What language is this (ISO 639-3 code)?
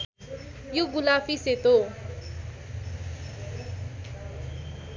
nep